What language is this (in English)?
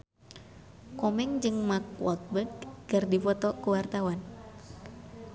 Sundanese